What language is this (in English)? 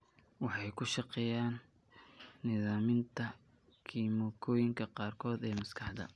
Somali